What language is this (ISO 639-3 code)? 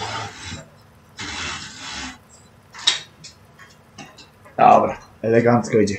pol